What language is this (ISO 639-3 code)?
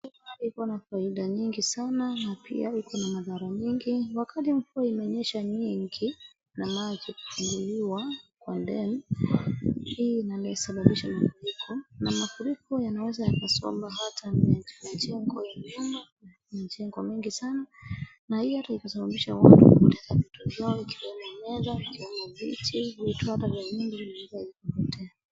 swa